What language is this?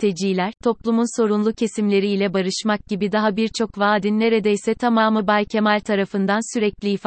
Turkish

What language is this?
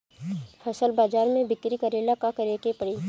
Bhojpuri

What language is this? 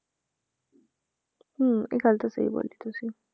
Punjabi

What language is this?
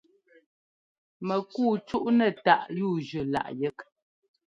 Ngomba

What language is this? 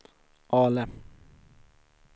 Swedish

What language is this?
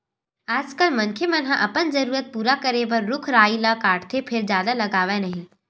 Chhattisgarhi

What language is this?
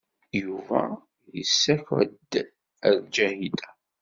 Kabyle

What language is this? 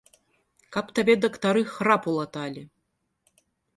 Belarusian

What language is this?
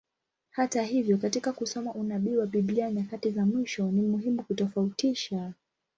Swahili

